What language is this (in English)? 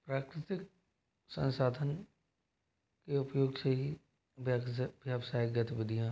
Hindi